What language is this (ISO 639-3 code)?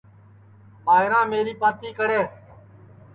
ssi